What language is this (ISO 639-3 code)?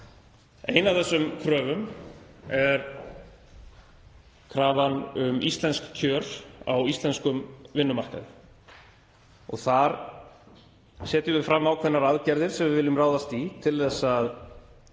isl